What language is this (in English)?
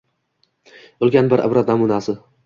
Uzbek